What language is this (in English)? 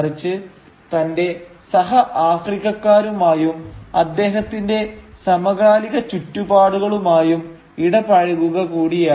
Malayalam